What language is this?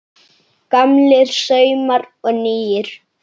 Icelandic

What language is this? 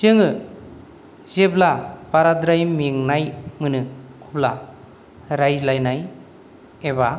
Bodo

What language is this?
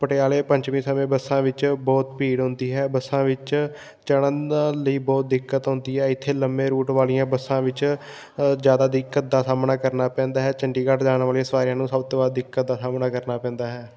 Punjabi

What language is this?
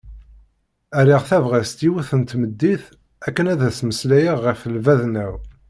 Kabyle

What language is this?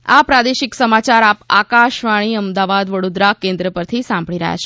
Gujarati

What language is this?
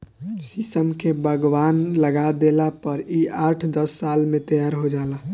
Bhojpuri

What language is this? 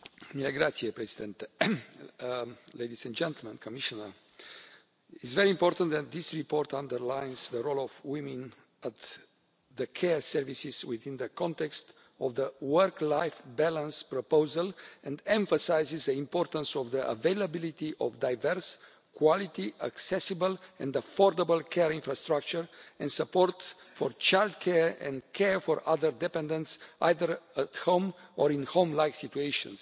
English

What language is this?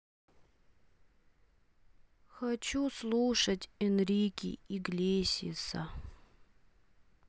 Russian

